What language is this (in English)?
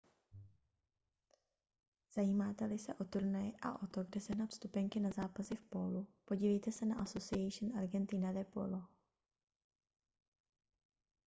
Czech